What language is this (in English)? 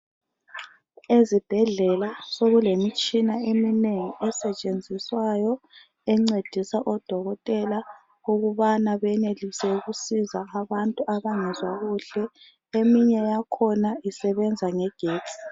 North Ndebele